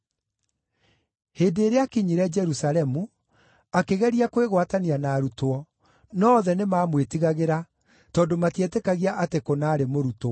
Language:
Kikuyu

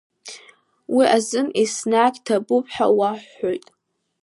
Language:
Abkhazian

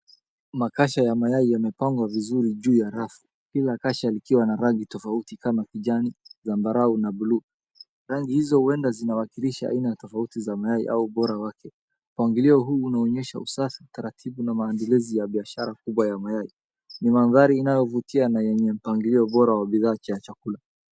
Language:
Swahili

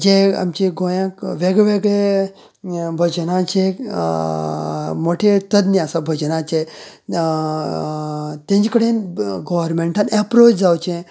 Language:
Konkani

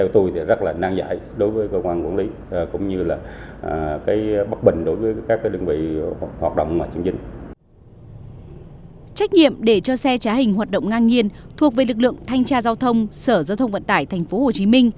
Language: Vietnamese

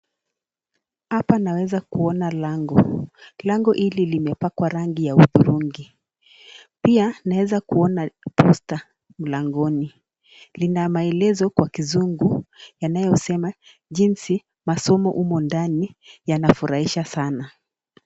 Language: Swahili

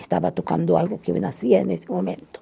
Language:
Portuguese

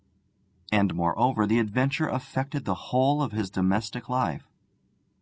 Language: English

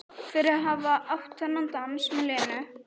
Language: Icelandic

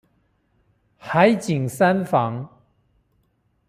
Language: Chinese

